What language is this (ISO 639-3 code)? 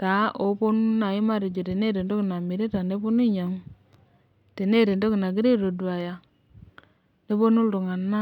mas